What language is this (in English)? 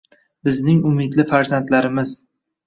Uzbek